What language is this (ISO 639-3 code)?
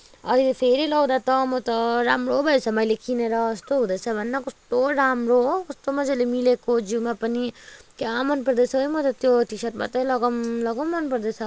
nep